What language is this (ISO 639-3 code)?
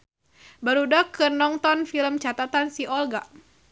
sun